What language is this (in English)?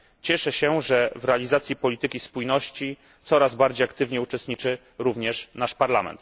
Polish